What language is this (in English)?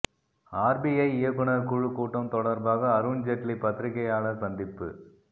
Tamil